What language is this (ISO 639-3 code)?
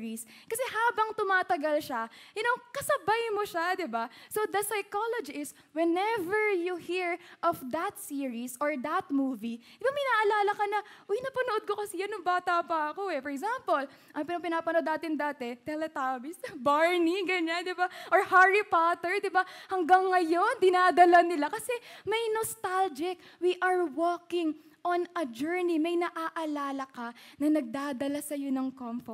fil